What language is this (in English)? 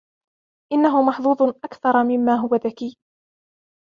Arabic